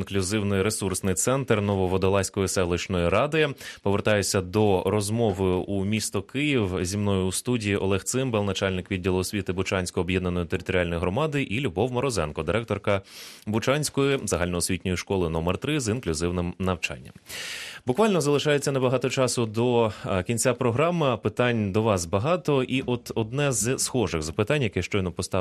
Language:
Ukrainian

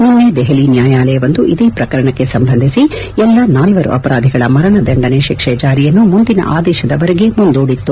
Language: Kannada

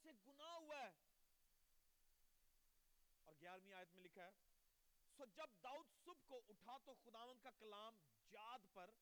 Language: Urdu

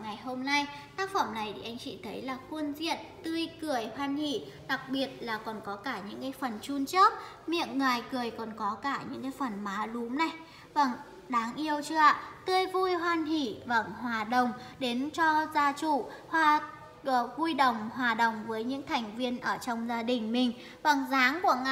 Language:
Vietnamese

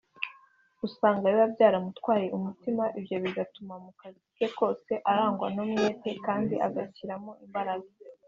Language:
Kinyarwanda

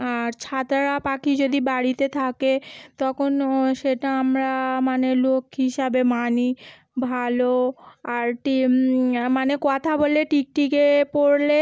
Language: Bangla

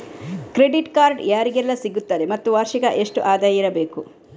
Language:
Kannada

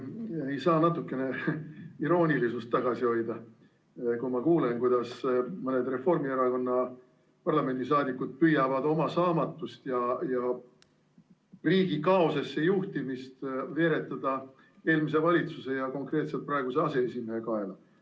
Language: Estonian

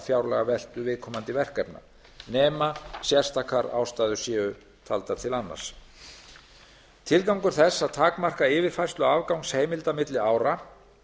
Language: Icelandic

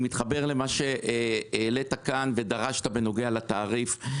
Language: Hebrew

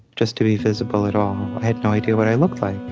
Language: English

